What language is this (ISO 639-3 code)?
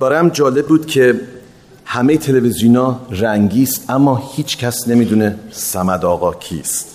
fas